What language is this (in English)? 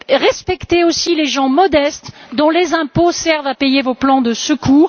French